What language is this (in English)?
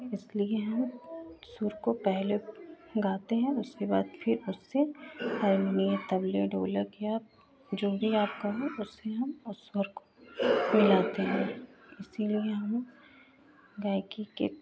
Hindi